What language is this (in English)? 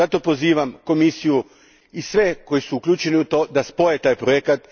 Croatian